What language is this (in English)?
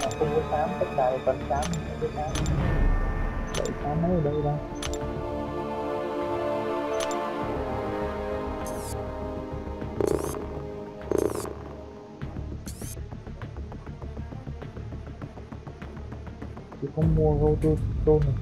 Vietnamese